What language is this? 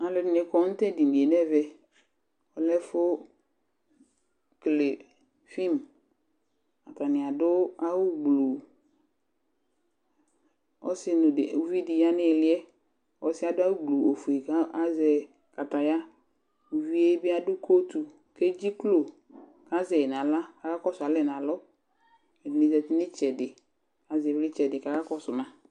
Ikposo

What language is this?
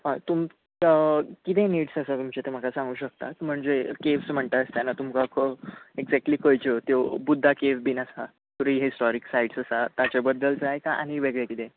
Konkani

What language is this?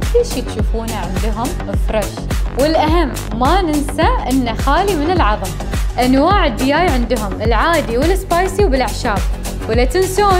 Arabic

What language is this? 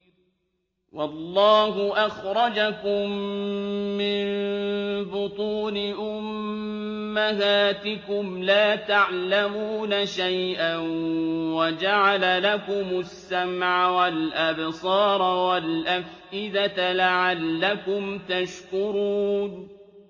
Arabic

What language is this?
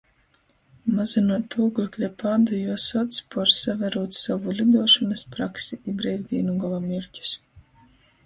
Latgalian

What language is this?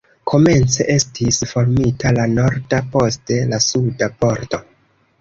Esperanto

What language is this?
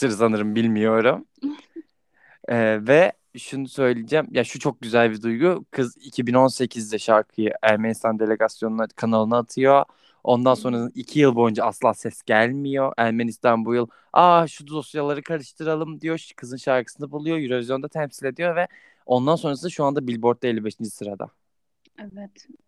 Turkish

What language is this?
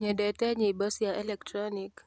Kikuyu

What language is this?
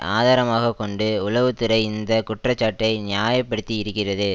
Tamil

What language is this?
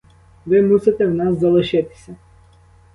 Ukrainian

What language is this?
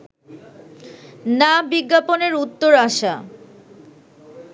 Bangla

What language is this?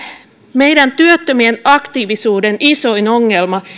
Finnish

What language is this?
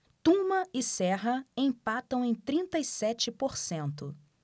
Portuguese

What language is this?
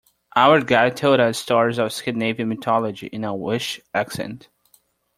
English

